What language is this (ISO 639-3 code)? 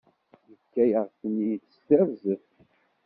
kab